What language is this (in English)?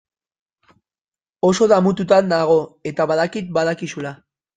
Basque